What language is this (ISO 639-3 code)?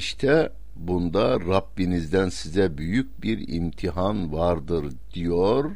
tur